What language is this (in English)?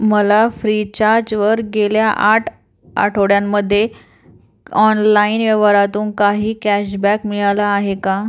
Marathi